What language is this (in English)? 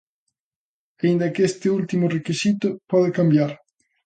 Galician